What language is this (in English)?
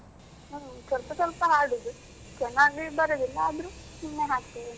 Kannada